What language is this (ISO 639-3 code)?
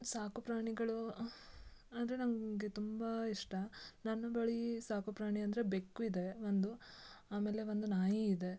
kan